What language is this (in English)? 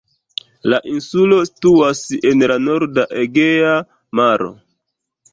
Esperanto